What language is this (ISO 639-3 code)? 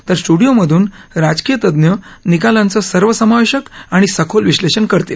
mar